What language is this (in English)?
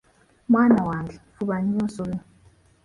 Ganda